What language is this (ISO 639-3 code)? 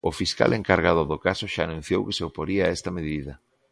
glg